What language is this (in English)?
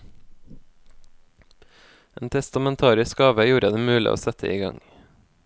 Norwegian